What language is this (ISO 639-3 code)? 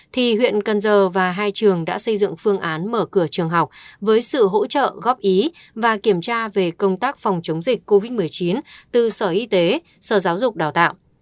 vie